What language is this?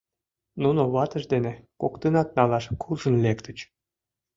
Mari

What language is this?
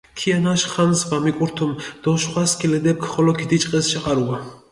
Mingrelian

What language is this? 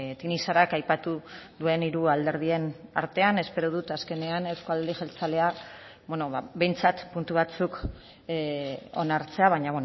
Basque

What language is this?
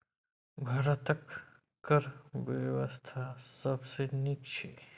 Maithili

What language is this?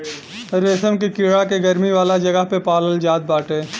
Bhojpuri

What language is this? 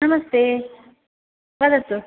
Sanskrit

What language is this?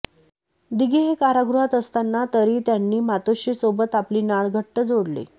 Marathi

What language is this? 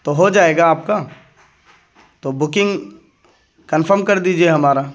Urdu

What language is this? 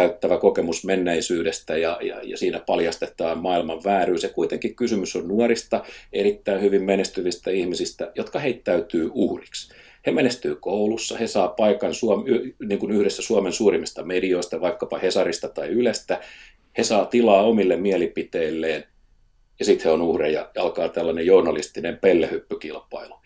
Finnish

